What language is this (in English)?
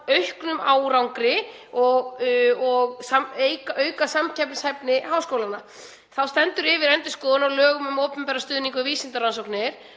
Icelandic